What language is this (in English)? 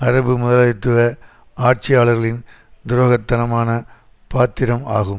Tamil